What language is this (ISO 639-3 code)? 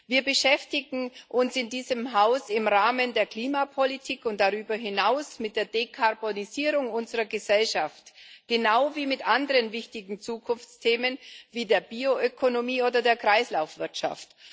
deu